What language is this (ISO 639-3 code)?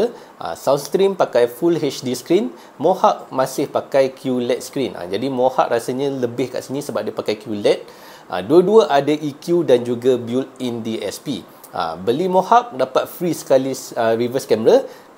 msa